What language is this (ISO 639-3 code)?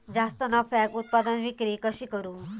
mar